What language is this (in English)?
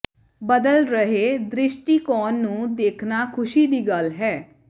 Punjabi